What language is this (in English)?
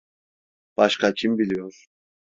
Turkish